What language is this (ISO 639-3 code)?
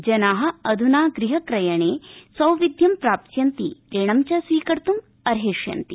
san